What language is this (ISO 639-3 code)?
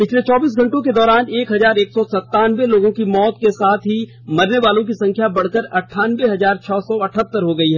hin